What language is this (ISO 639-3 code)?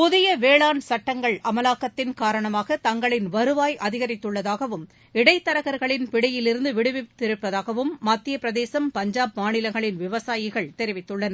tam